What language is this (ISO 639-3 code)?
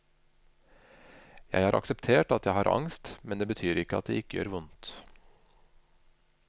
nor